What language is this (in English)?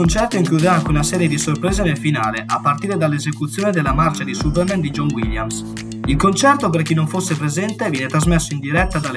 Italian